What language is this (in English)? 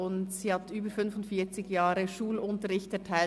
Swiss German